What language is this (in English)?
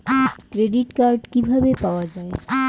Bangla